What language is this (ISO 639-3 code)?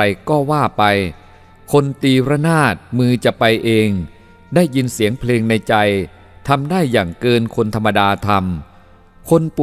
tha